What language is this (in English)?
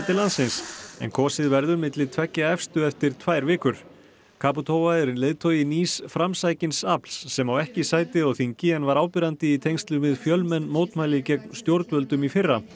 Icelandic